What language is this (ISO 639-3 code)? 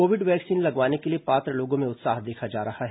hin